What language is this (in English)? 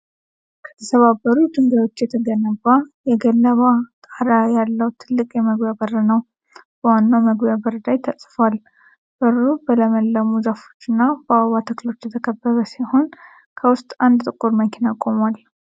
Amharic